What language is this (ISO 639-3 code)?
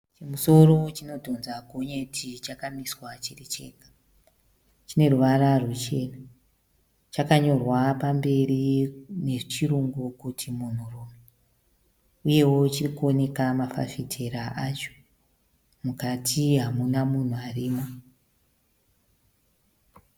sna